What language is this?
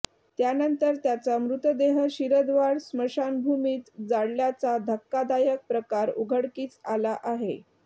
Marathi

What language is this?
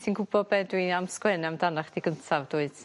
Welsh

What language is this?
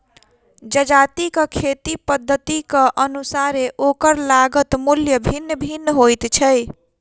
Maithili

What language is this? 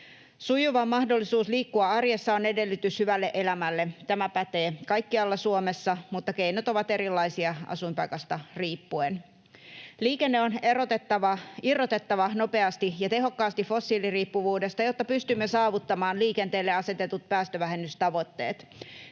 Finnish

